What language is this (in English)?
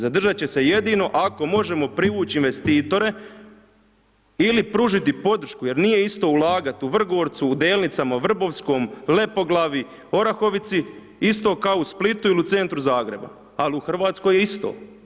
Croatian